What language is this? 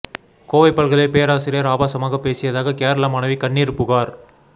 Tamil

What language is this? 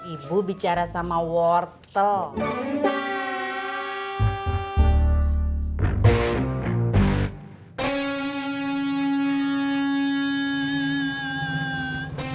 Indonesian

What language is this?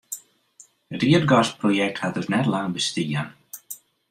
Western Frisian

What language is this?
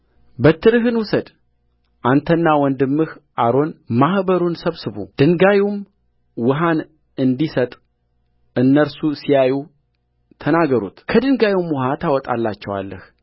Amharic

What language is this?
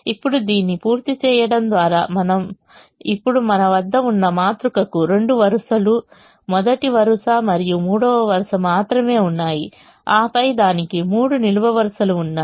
Telugu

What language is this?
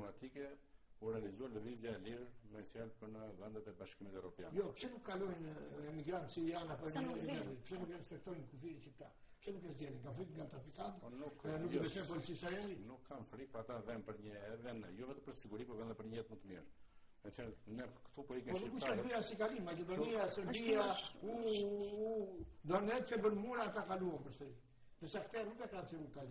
Romanian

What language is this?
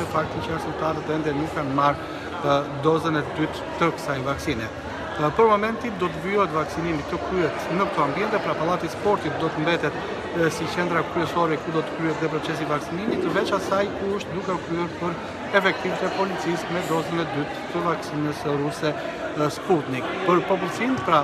Romanian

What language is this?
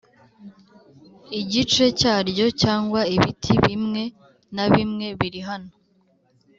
Kinyarwanda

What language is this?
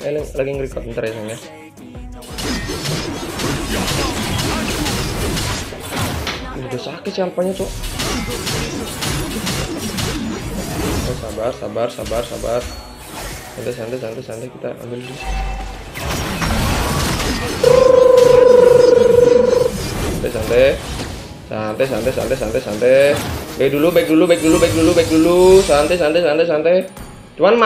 Indonesian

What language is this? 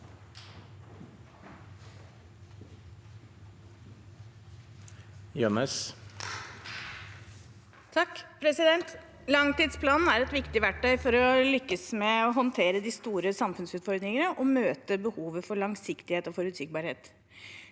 Norwegian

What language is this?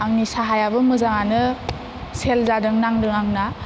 Bodo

